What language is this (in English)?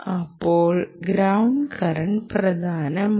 Malayalam